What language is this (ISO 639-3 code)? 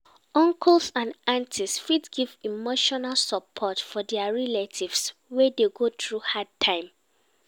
pcm